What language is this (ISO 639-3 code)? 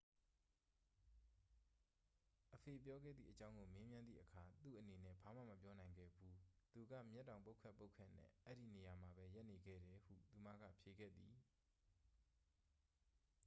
mya